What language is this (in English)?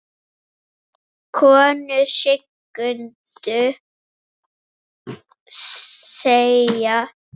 Icelandic